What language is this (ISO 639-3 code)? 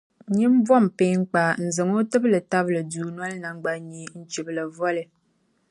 dag